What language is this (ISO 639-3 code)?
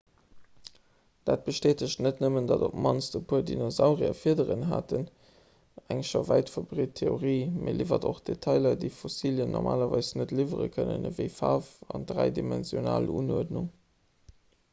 ltz